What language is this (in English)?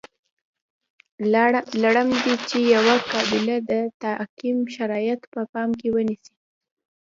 Pashto